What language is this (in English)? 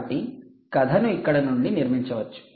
Telugu